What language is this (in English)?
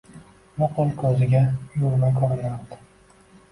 Uzbek